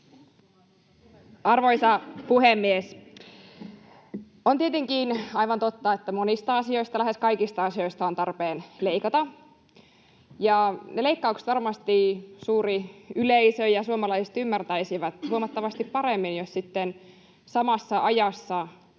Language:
Finnish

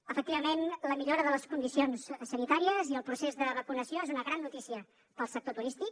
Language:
Catalan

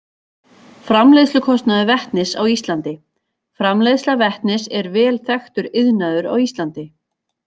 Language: Icelandic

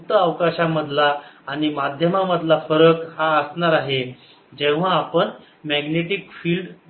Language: Marathi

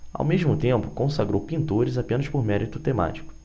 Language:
Portuguese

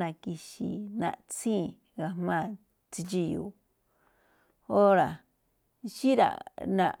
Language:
Malinaltepec Me'phaa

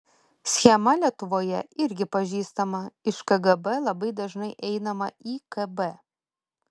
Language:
Lithuanian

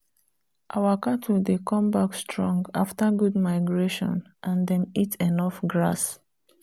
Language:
Nigerian Pidgin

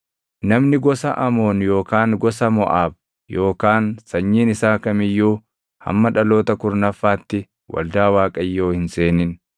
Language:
Oromo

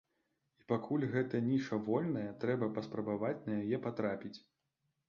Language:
Belarusian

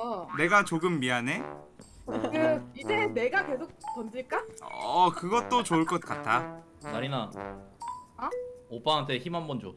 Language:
Korean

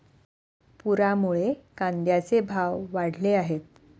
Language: Marathi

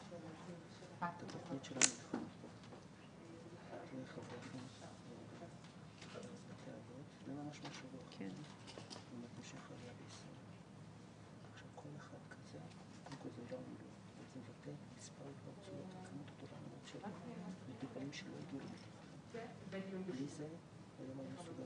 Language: Hebrew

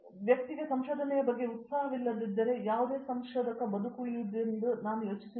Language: Kannada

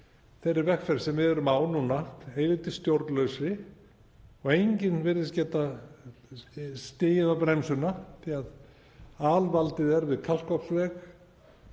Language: Icelandic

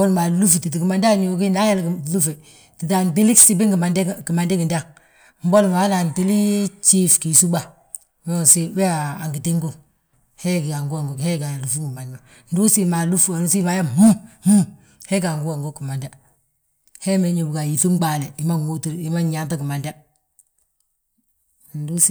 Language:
Balanta-Ganja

